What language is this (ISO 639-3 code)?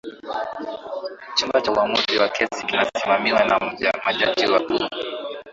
swa